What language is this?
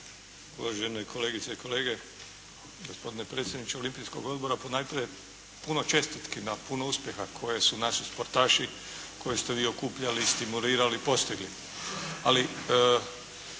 Croatian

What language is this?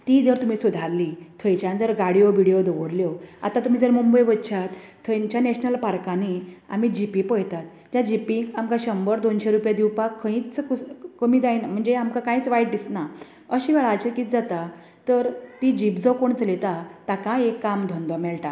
Konkani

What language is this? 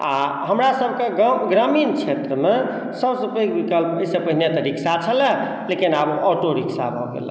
Maithili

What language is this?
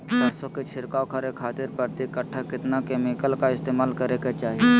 Magahi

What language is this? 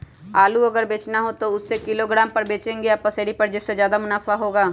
Magahi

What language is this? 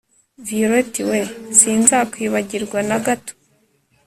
Kinyarwanda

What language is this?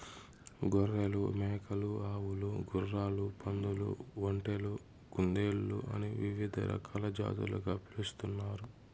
Telugu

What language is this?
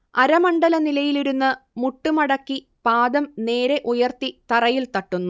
Malayalam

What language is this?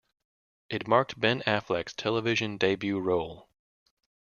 English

